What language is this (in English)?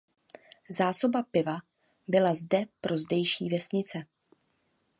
Czech